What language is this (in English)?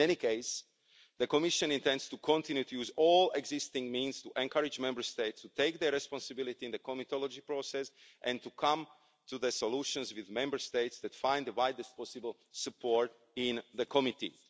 English